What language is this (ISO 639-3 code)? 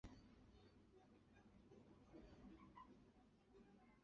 zho